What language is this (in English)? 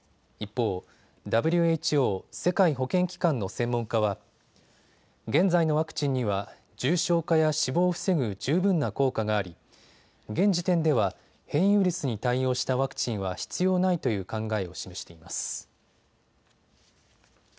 Japanese